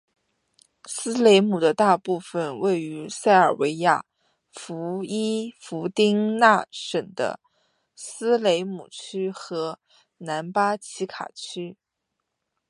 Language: Chinese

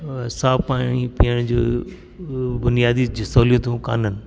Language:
Sindhi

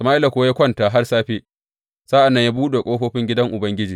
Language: Hausa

